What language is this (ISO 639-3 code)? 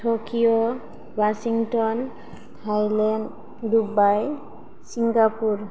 brx